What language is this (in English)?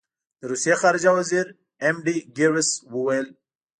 Pashto